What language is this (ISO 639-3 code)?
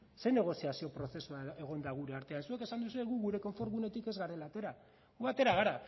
eus